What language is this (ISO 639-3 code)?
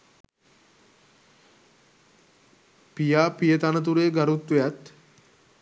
sin